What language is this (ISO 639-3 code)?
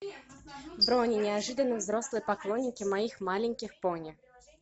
rus